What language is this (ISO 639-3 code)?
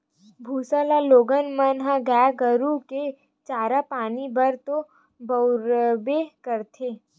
hne